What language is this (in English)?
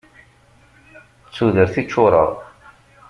Kabyle